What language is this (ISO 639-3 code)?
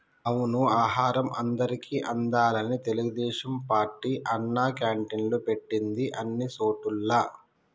tel